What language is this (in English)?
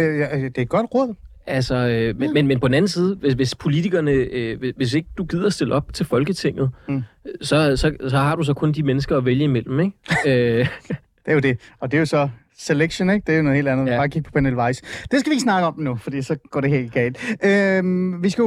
Danish